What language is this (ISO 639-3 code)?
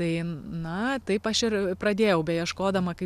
lit